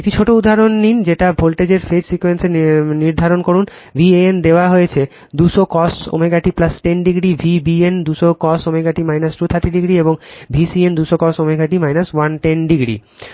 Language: Bangla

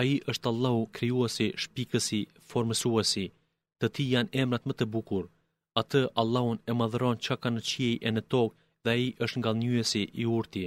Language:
Greek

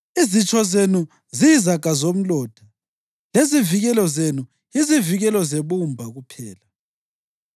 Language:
North Ndebele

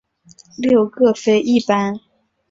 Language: Chinese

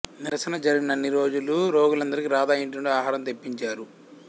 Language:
Telugu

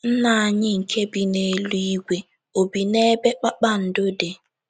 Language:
Igbo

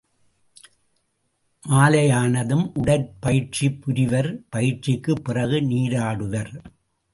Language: Tamil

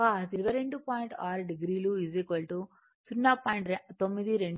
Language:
Telugu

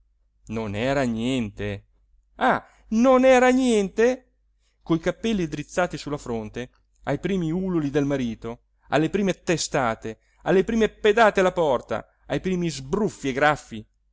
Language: Italian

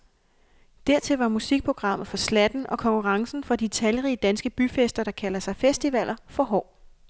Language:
Danish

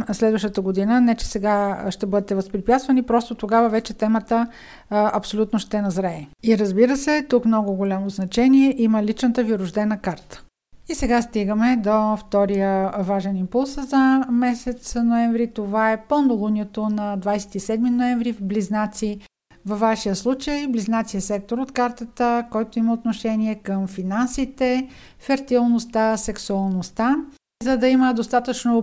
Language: Bulgarian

